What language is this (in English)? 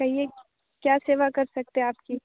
Hindi